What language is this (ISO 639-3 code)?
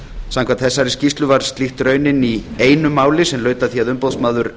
isl